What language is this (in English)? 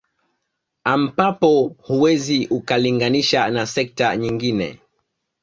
Swahili